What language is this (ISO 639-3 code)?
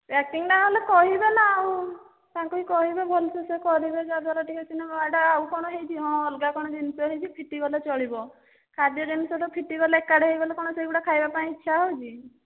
ori